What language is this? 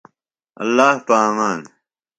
Phalura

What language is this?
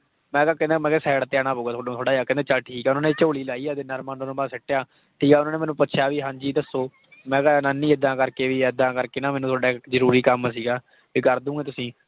Punjabi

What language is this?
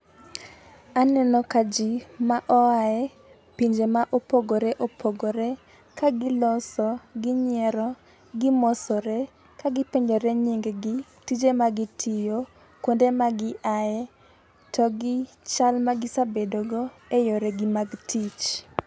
Luo (Kenya and Tanzania)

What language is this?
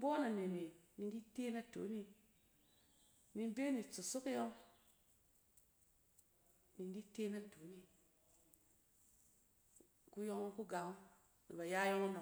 Cen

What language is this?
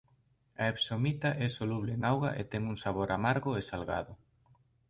Galician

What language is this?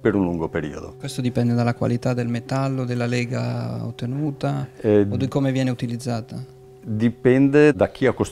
Italian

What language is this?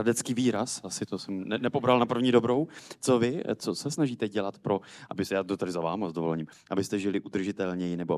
Czech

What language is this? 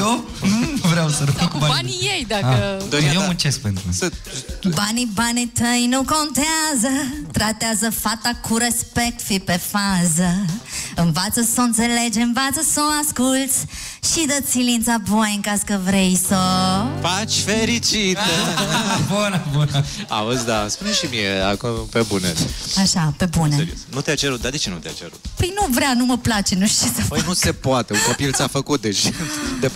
Romanian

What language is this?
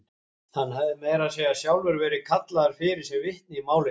Icelandic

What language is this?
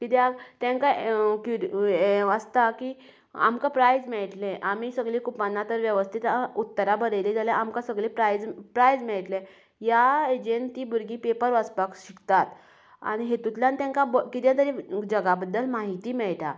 Konkani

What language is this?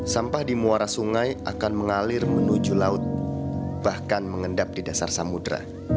Indonesian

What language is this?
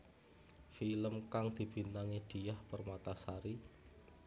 Javanese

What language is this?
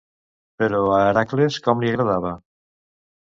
Catalan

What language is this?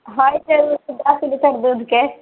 Maithili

